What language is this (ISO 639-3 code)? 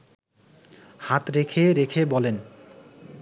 ben